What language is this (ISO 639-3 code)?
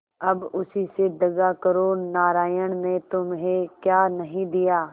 hin